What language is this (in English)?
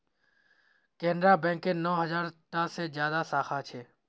Magahi